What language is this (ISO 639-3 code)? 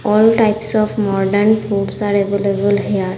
ben